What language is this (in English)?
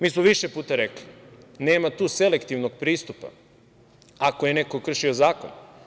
Serbian